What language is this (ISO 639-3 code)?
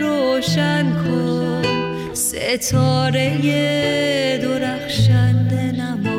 fas